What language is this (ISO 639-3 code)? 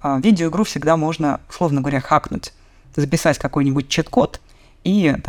rus